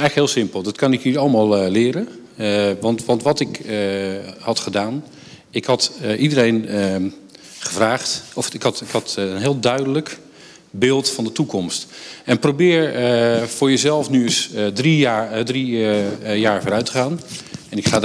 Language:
Dutch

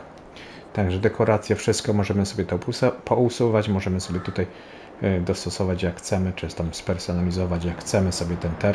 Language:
Polish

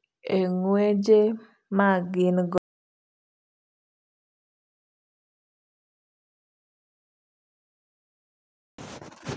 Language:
Luo (Kenya and Tanzania)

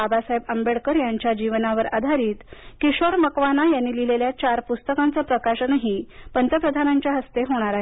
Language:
Marathi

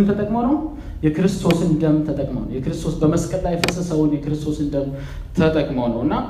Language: Amharic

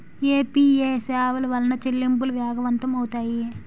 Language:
Telugu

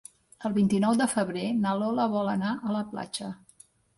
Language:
Catalan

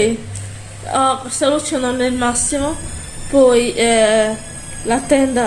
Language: Italian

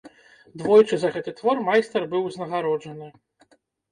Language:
Belarusian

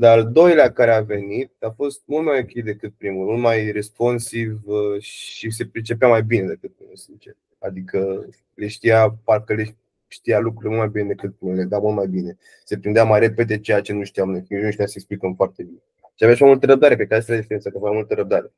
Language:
Romanian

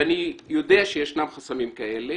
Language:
Hebrew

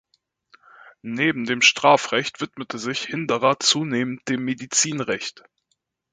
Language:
German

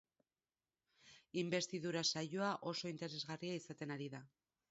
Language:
Basque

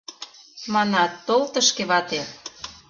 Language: Mari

